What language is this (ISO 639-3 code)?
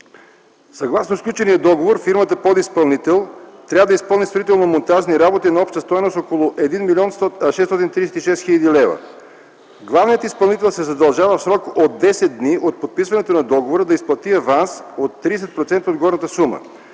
bul